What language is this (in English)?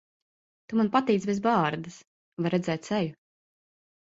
Latvian